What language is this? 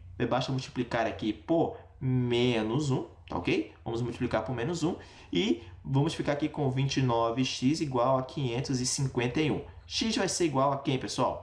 Portuguese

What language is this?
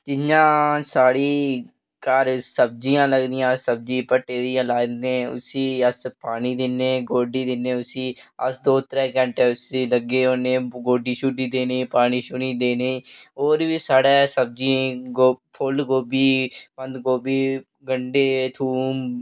Dogri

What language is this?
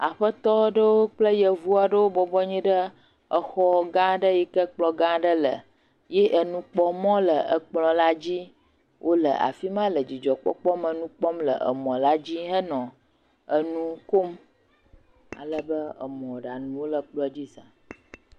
Ewe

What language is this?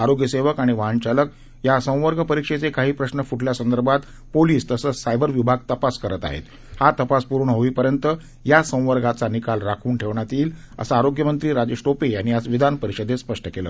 Marathi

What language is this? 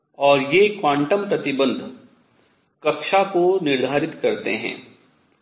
Hindi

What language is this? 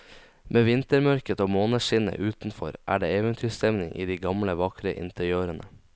Norwegian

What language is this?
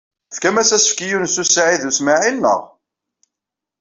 Kabyle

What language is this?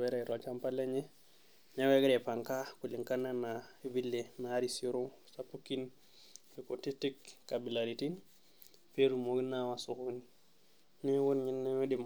Masai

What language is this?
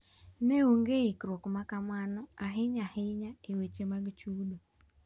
Luo (Kenya and Tanzania)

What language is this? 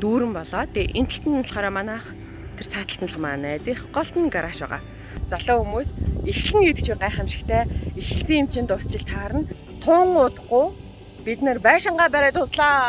Dutch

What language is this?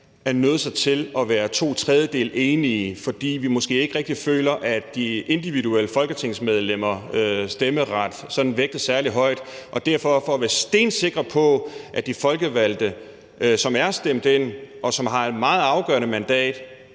Danish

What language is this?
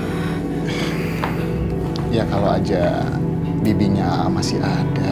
Indonesian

